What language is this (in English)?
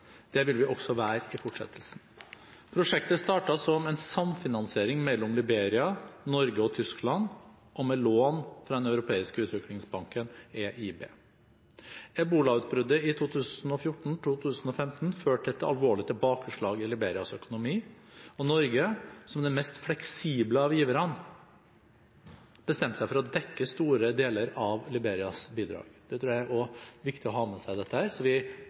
Norwegian Bokmål